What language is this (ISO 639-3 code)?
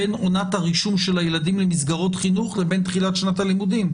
heb